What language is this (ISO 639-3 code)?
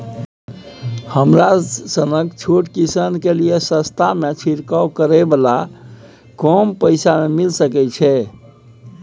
mai